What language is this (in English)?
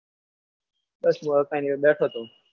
Gujarati